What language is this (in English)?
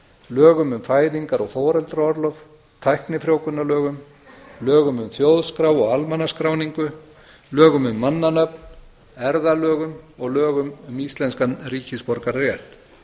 Icelandic